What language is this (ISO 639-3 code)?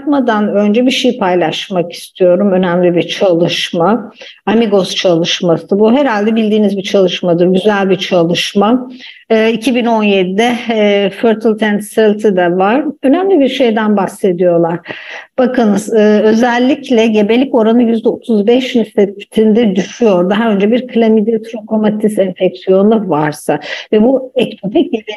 tur